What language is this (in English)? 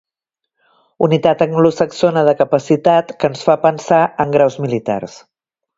Catalan